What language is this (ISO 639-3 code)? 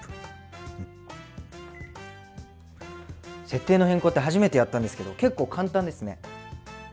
jpn